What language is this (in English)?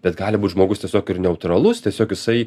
Lithuanian